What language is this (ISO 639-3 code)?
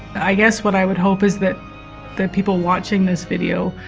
eng